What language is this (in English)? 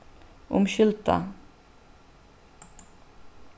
Faroese